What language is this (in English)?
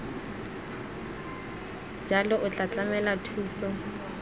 Tswana